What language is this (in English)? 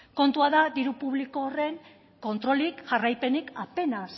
Basque